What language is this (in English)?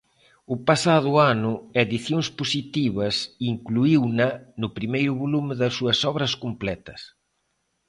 Galician